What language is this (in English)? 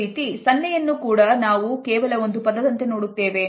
Kannada